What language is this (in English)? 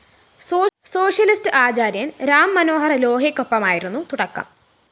Malayalam